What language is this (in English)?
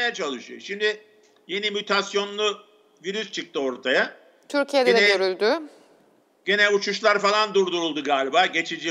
Turkish